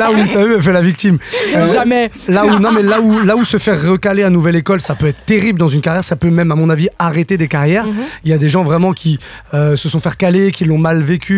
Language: French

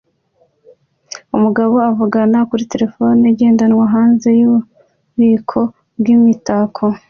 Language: Kinyarwanda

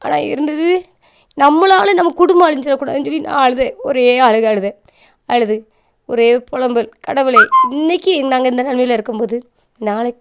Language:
Tamil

